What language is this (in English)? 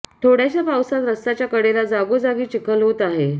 Marathi